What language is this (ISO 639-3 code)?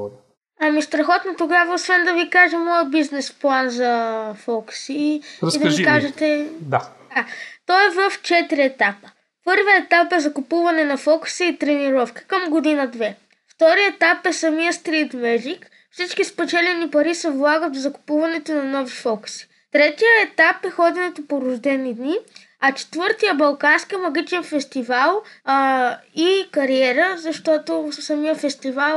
bul